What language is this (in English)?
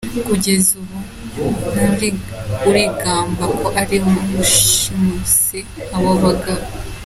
Kinyarwanda